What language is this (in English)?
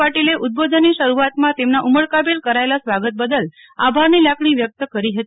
Gujarati